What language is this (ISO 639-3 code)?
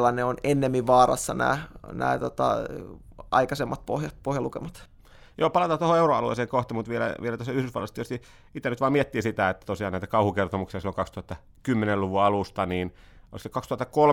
fin